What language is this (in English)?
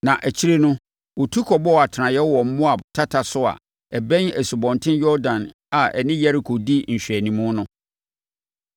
Akan